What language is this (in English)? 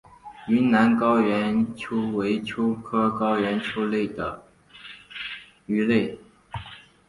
Chinese